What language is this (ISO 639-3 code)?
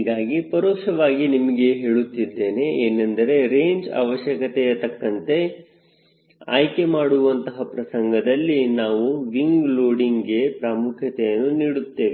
kan